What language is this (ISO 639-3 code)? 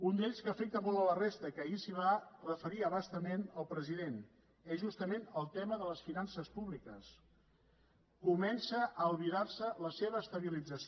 cat